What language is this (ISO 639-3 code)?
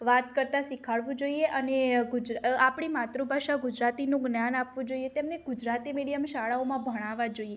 guj